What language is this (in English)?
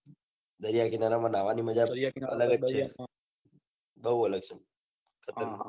Gujarati